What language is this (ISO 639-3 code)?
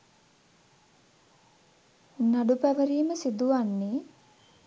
sin